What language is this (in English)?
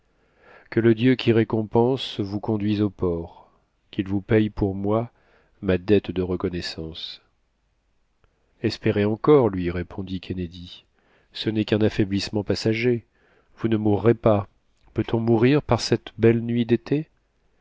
French